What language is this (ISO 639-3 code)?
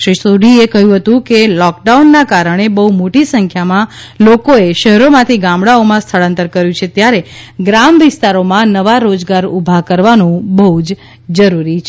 guj